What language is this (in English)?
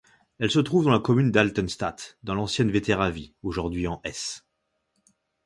French